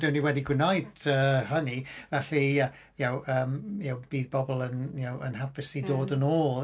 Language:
Welsh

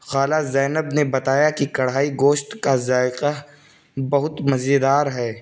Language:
Urdu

